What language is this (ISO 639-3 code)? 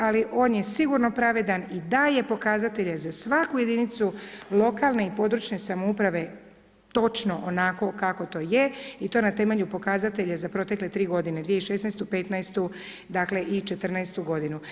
hrv